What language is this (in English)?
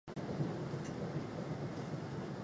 Chinese